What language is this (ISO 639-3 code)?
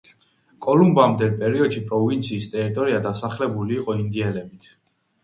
kat